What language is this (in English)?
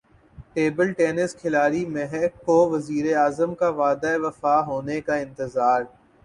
Urdu